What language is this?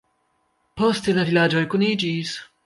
Esperanto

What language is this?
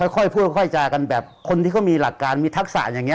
Thai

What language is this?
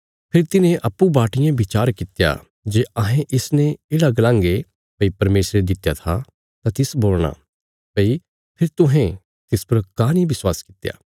Bilaspuri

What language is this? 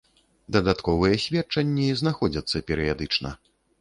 Belarusian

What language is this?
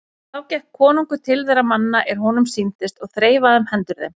Icelandic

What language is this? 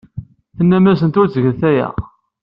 Kabyle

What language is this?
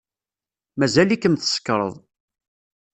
Kabyle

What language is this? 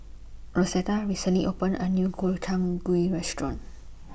English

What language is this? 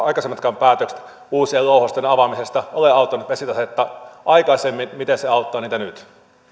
Finnish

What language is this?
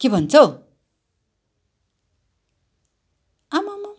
Nepali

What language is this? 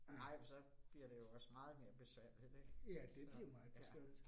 Danish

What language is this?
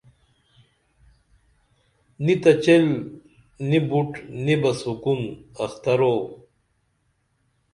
Dameli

